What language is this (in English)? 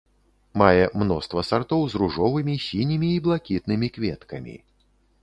Belarusian